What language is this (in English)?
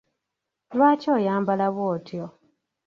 Ganda